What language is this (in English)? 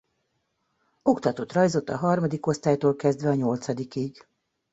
Hungarian